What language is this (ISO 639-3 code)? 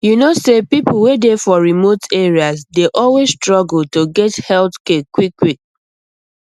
pcm